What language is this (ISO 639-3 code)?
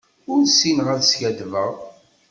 kab